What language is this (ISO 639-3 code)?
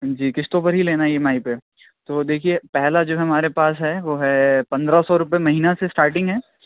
urd